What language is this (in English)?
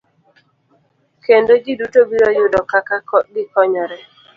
Luo (Kenya and Tanzania)